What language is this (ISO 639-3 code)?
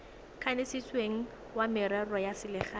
tsn